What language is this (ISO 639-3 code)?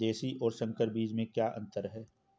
hin